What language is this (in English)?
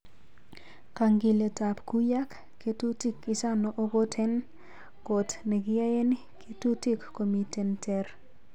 Kalenjin